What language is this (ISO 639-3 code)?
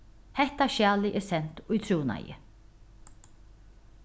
fao